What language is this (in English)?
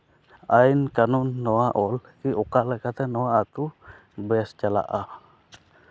Santali